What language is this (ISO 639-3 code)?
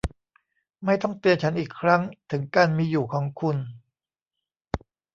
tha